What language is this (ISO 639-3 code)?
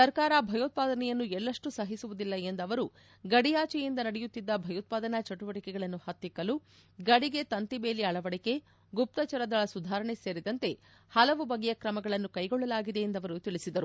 kan